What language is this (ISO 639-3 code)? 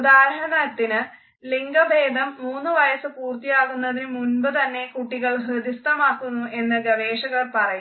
mal